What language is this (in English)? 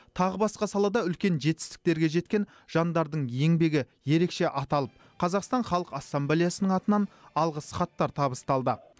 Kazakh